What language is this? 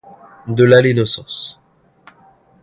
French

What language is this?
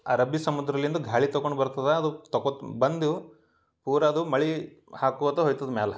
Kannada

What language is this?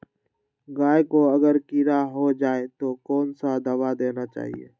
Magahi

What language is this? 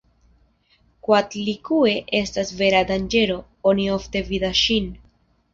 Esperanto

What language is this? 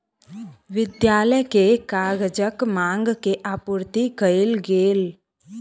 Maithili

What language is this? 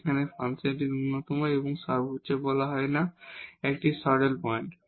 Bangla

